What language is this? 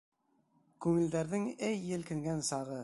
Bashkir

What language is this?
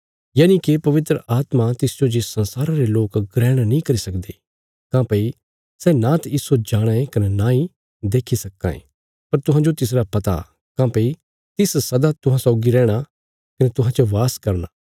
Bilaspuri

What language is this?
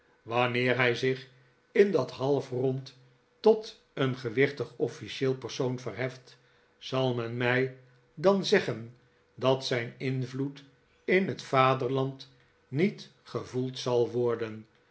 Dutch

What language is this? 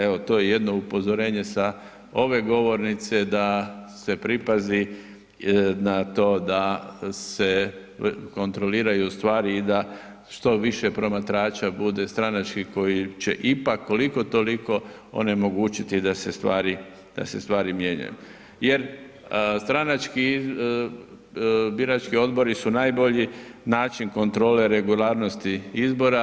Croatian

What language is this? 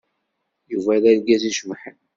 Kabyle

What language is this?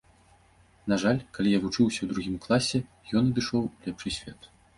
Belarusian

